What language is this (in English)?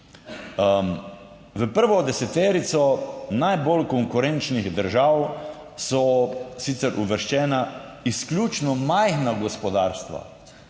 Slovenian